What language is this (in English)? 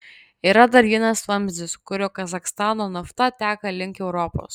Lithuanian